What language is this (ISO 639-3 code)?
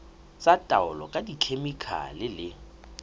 sot